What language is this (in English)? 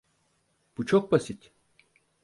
Turkish